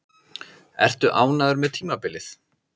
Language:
Icelandic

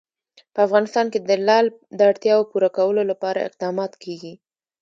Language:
Pashto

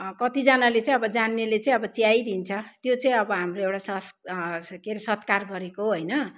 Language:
Nepali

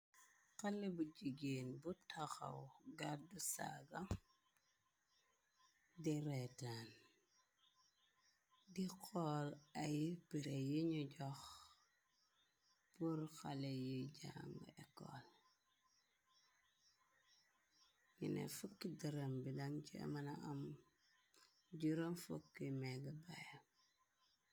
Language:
Wolof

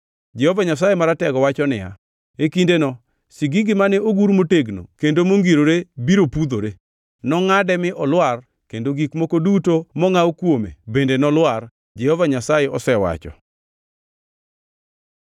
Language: Luo (Kenya and Tanzania)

